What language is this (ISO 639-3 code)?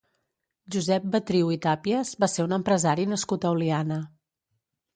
cat